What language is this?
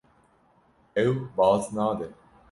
Kurdish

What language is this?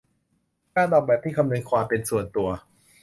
Thai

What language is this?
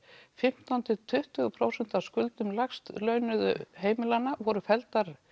Icelandic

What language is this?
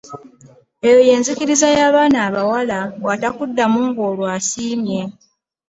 Ganda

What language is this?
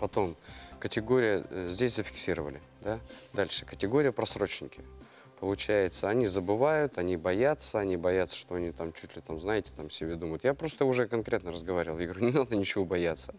Russian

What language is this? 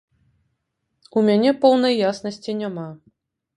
Belarusian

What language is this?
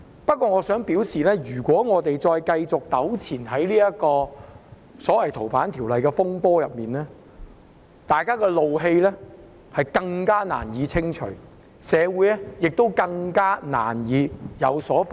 Cantonese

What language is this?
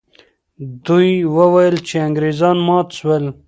Pashto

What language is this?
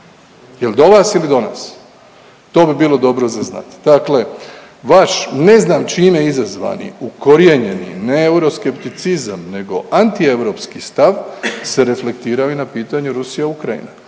Croatian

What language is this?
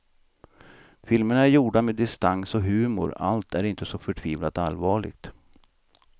Swedish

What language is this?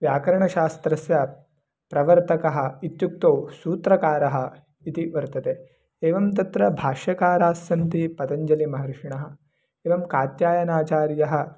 Sanskrit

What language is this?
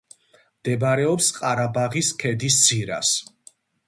Georgian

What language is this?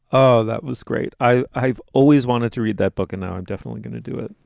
English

